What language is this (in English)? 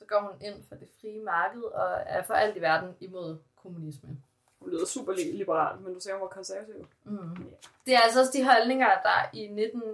Danish